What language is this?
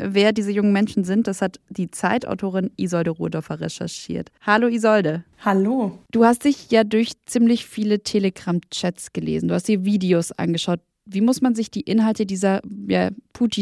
German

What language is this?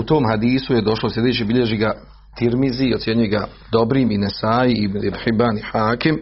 Croatian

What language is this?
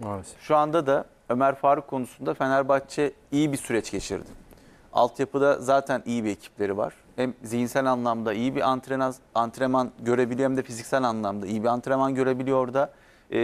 Turkish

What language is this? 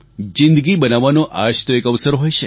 Gujarati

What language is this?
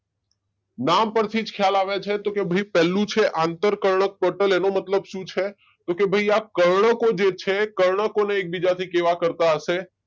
Gujarati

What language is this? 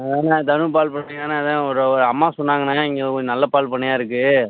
Tamil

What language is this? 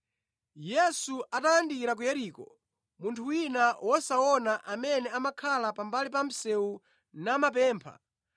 Nyanja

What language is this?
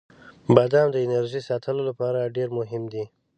Pashto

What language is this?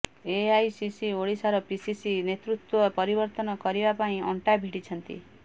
Odia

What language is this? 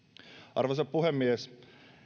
Finnish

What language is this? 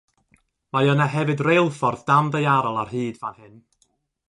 Welsh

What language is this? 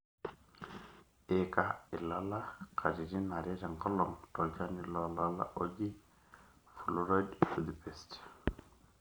Masai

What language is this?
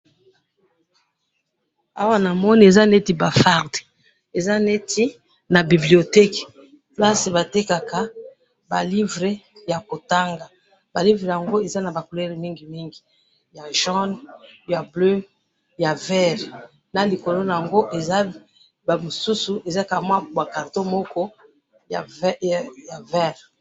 Lingala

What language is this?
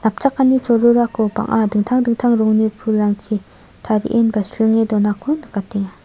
Garo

